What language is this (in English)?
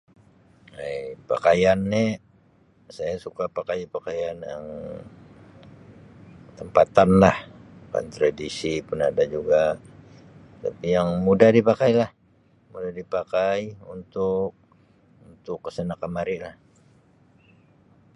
Sabah Malay